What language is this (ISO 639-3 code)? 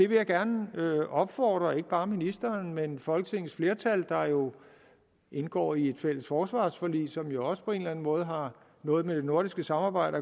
dan